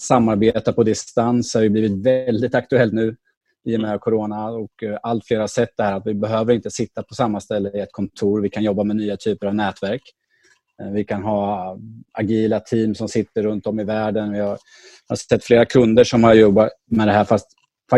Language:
Swedish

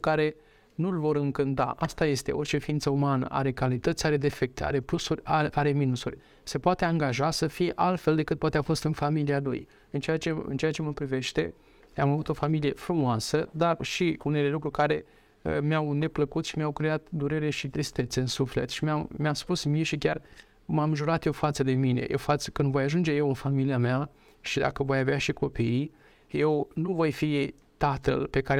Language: Romanian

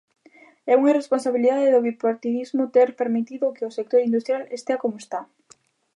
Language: Galician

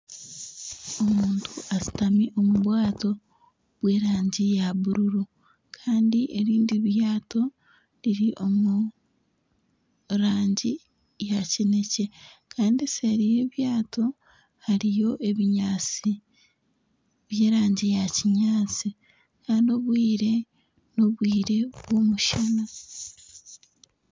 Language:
Nyankole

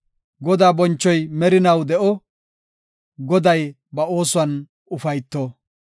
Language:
Gofa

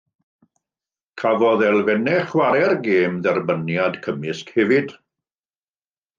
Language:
Welsh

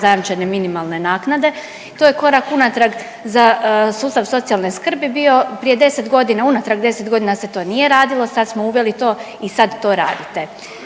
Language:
Croatian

